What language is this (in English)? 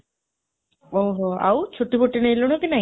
Odia